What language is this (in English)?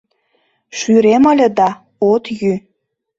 Mari